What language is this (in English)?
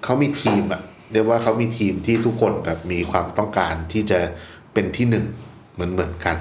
Thai